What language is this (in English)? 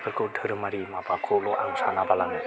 Bodo